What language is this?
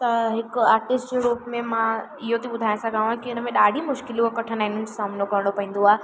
Sindhi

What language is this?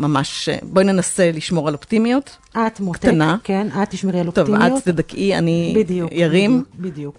Hebrew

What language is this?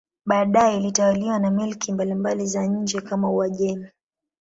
Swahili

